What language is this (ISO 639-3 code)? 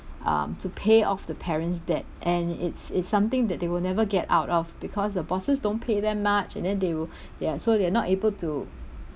eng